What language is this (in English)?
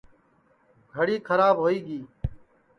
Sansi